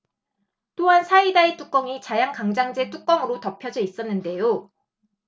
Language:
Korean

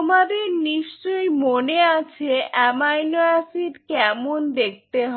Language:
Bangla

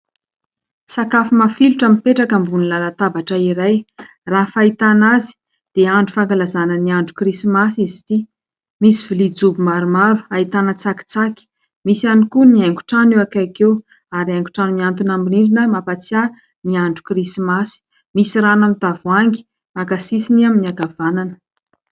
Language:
Malagasy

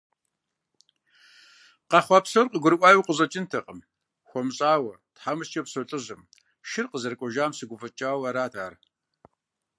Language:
Kabardian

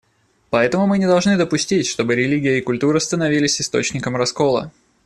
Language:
Russian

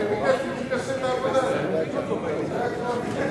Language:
Hebrew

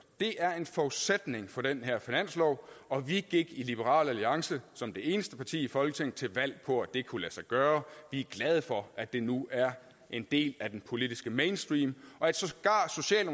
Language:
Danish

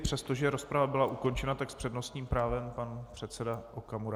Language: Czech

